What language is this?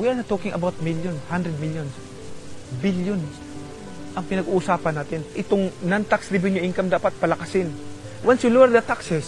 Filipino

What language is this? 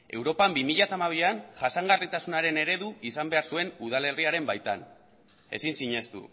Basque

